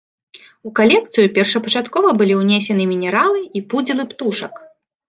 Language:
Belarusian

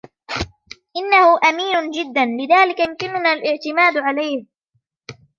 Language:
Arabic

